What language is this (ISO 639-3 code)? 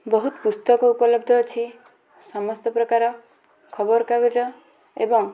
ori